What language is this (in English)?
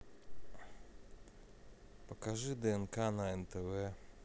Russian